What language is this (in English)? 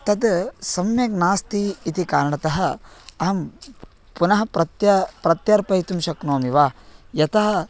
Sanskrit